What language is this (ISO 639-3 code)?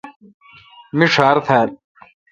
xka